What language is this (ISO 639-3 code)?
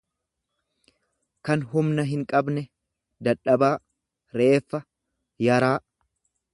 orm